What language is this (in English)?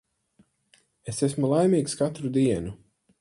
Latvian